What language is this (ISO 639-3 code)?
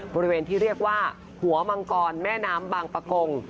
tha